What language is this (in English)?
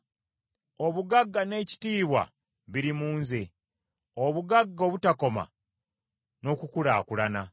Ganda